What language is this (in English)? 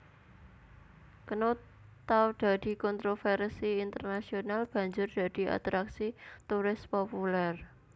Javanese